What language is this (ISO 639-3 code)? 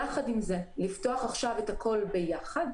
heb